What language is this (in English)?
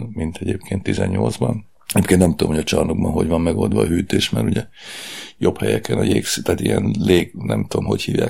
Hungarian